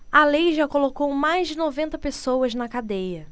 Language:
Portuguese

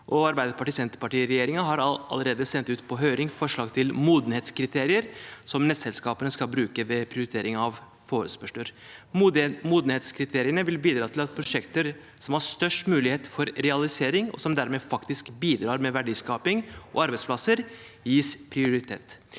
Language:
Norwegian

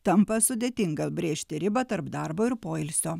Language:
Lithuanian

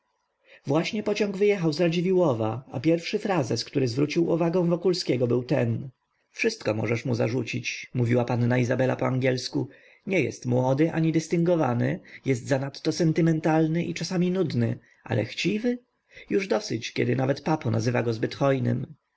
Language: Polish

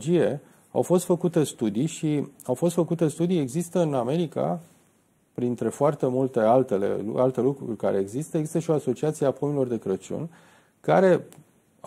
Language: Romanian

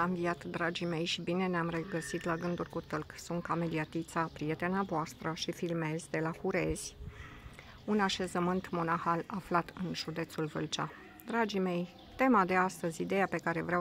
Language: Romanian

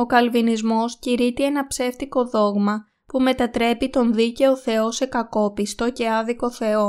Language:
Greek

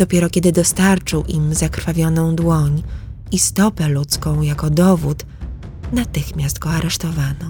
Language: Polish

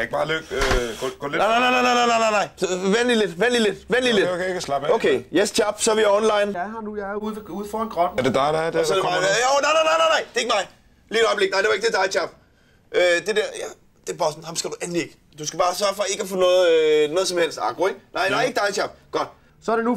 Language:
Danish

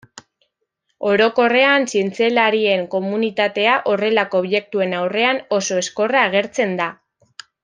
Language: Basque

